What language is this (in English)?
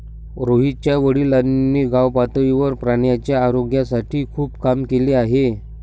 Marathi